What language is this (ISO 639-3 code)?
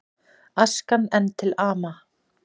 isl